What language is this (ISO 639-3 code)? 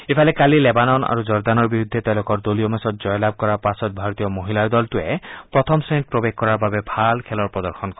asm